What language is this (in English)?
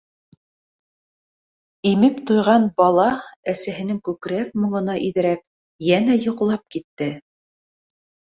Bashkir